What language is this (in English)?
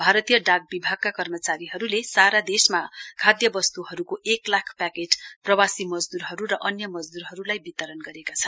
Nepali